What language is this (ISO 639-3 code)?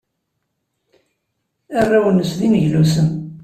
kab